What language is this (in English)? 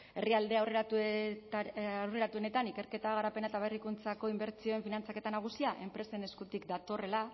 Basque